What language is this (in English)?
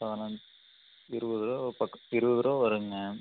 Tamil